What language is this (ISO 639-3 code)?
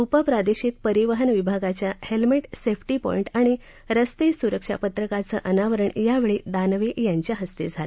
mar